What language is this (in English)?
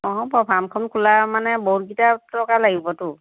Assamese